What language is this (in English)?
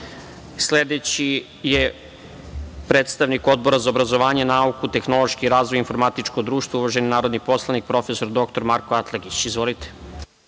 Serbian